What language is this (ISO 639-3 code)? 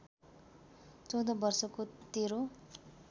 nep